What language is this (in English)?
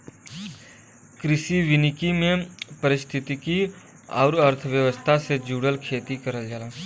Bhojpuri